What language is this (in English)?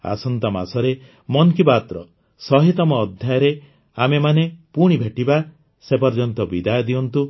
Odia